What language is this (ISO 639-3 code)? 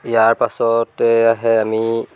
asm